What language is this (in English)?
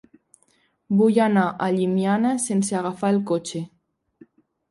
Catalan